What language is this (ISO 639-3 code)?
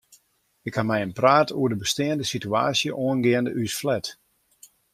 fry